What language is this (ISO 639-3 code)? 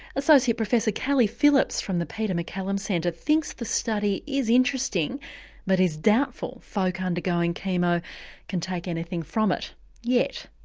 eng